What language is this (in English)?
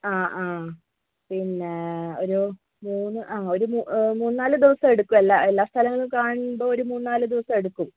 Malayalam